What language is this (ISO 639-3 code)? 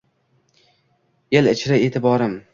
uzb